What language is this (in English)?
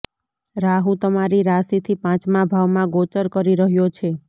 Gujarati